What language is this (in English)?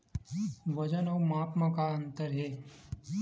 Chhattisgarhi